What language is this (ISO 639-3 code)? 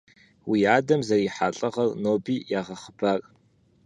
kbd